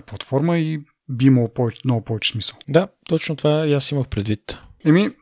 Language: Bulgarian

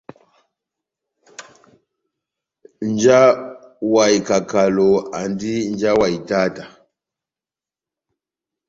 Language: Batanga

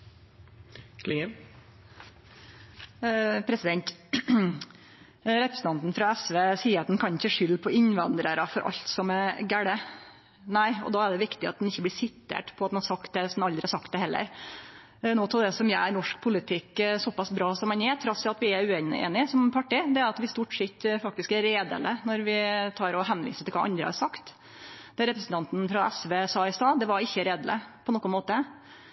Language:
Norwegian Nynorsk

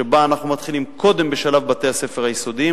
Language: Hebrew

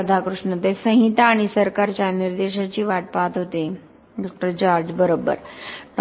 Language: Marathi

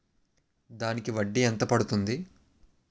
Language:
Telugu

